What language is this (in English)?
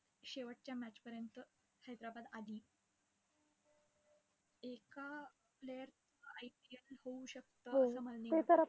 Marathi